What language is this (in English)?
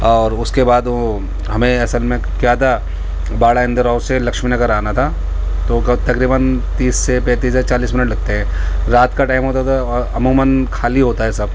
Urdu